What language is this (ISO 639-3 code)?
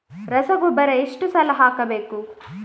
kan